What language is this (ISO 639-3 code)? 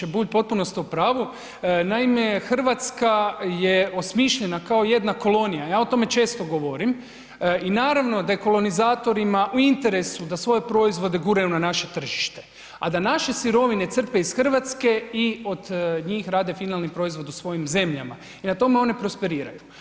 hrv